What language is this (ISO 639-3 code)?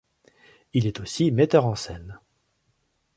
fra